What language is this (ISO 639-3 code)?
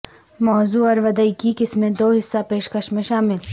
urd